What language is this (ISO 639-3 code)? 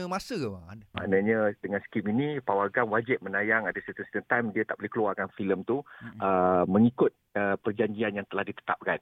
msa